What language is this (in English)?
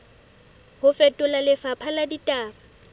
Southern Sotho